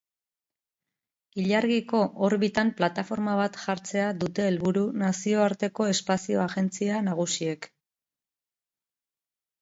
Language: Basque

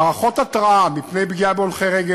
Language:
Hebrew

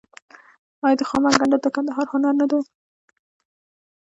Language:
Pashto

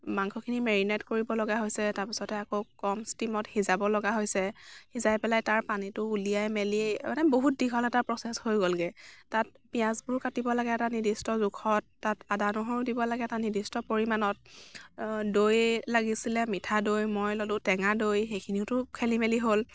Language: Assamese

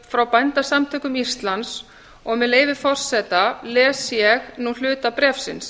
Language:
Icelandic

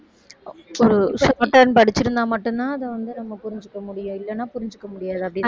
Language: Tamil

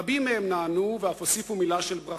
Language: Hebrew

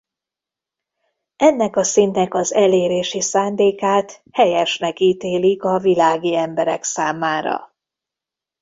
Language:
Hungarian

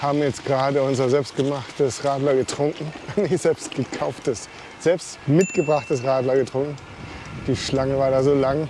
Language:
German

